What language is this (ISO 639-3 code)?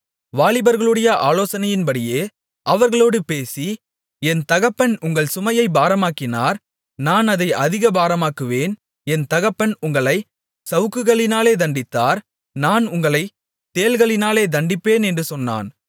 tam